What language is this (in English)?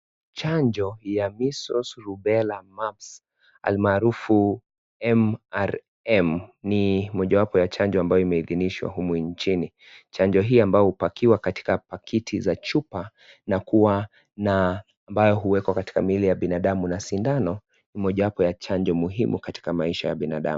Swahili